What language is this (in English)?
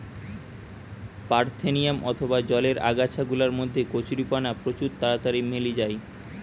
Bangla